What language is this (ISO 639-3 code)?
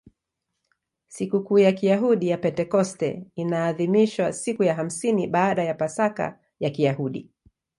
swa